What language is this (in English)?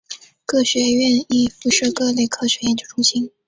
Chinese